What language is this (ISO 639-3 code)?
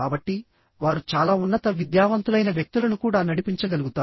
tel